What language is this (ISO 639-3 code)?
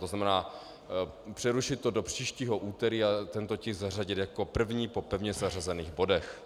ces